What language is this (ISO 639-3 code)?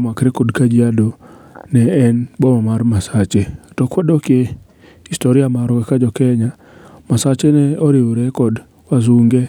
luo